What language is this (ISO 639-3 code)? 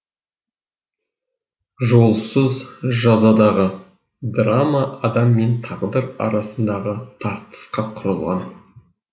kaz